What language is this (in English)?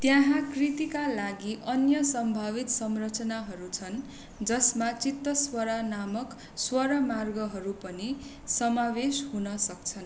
Nepali